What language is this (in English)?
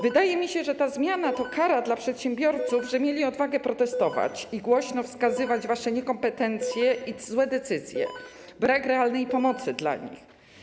Polish